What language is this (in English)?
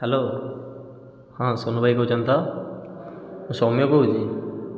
Odia